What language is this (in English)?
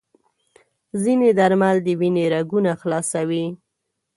Pashto